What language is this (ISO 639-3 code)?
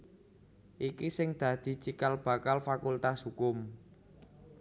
jav